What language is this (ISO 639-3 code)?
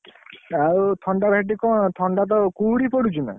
ori